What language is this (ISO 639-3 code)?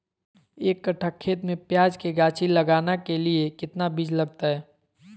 mag